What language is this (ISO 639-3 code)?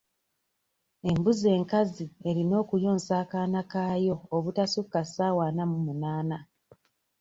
lug